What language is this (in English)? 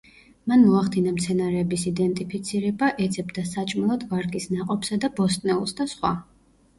Georgian